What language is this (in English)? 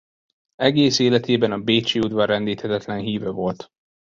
Hungarian